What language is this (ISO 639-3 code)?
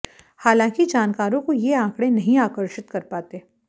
hin